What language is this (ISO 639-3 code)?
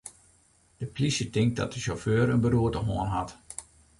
fry